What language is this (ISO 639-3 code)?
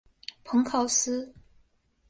zho